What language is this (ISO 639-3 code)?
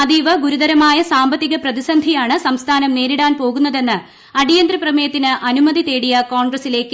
mal